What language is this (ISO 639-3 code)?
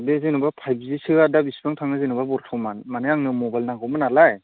brx